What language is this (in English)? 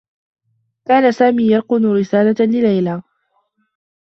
Arabic